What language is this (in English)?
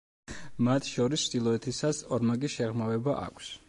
Georgian